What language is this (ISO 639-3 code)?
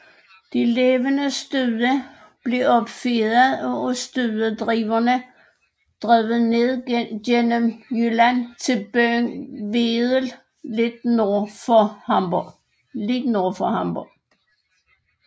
dan